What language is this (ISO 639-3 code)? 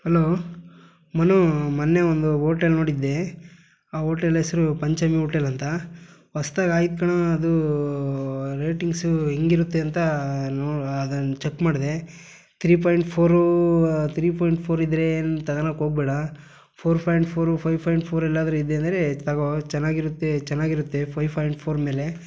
kan